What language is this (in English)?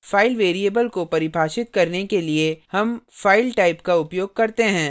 Hindi